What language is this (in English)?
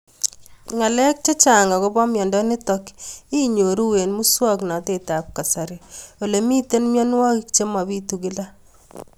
Kalenjin